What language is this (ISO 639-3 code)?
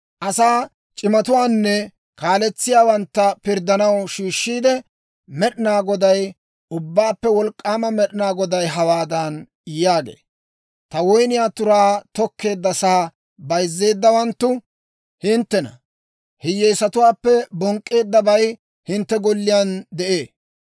dwr